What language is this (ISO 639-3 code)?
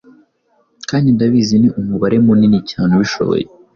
kin